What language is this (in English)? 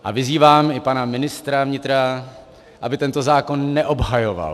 Czech